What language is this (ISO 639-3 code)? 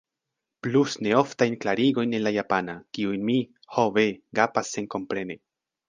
epo